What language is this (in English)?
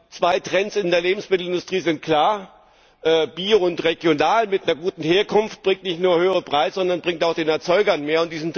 German